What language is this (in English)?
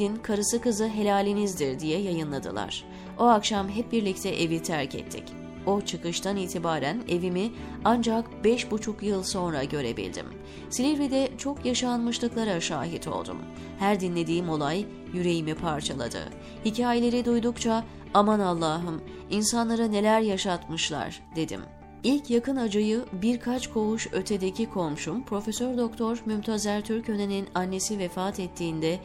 Turkish